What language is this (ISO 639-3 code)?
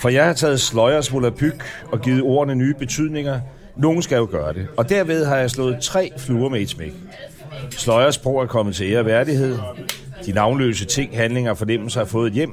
dan